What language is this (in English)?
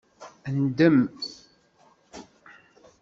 Kabyle